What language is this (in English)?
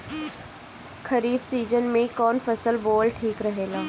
Bhojpuri